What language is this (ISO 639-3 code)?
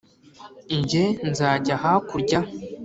kin